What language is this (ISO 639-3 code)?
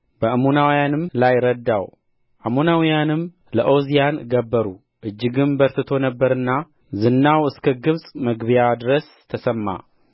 amh